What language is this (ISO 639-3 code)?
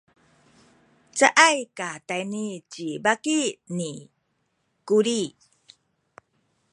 szy